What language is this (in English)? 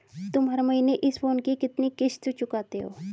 Hindi